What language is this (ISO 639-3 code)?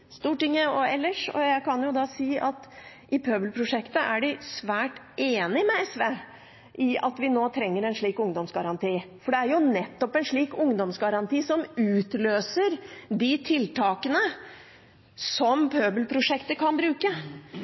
nob